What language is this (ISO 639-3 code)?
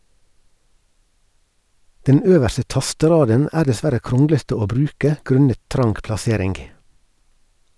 nor